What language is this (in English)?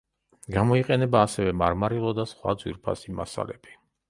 Georgian